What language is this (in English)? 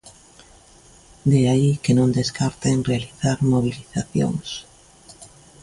Galician